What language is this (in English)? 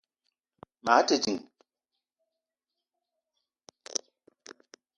Eton (Cameroon)